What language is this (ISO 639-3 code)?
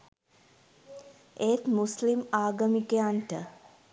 sin